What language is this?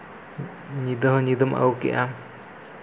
Santali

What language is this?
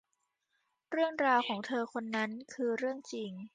Thai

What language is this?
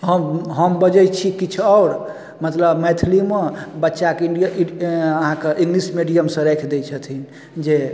Maithili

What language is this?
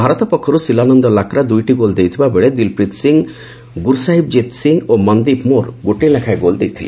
Odia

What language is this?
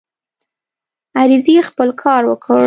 Pashto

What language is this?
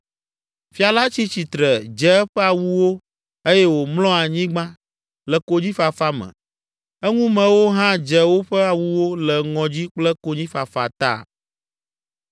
Ewe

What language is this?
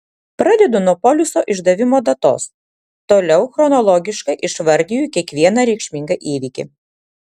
Lithuanian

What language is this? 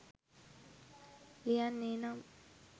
Sinhala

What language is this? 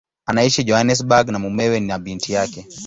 Swahili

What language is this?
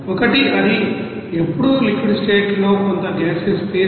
Telugu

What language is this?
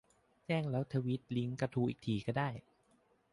Thai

